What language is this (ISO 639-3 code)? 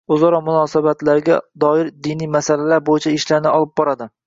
uzb